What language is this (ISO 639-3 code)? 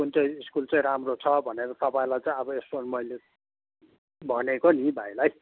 nep